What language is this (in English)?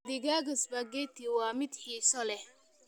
Somali